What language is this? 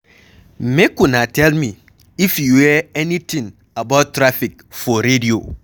Nigerian Pidgin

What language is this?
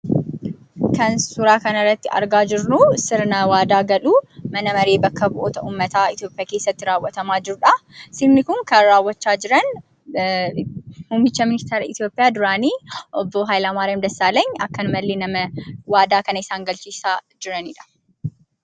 Oromo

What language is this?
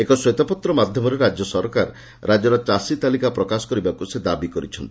Odia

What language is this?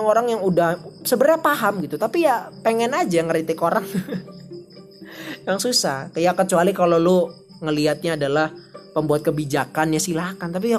Indonesian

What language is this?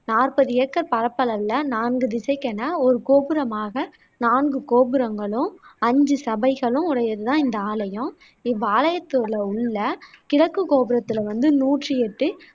Tamil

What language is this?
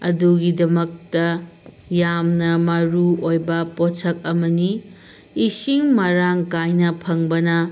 Manipuri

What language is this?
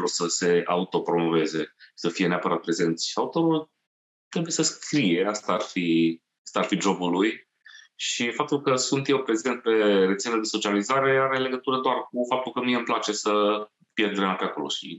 Romanian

